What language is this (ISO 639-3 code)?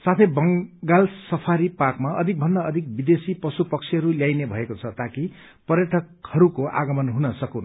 nep